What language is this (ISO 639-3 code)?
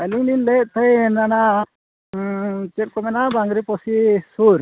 sat